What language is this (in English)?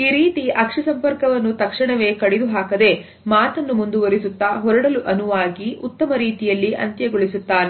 Kannada